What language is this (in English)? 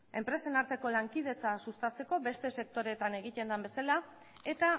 Basque